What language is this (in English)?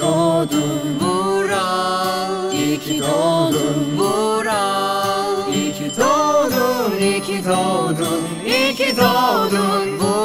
Turkish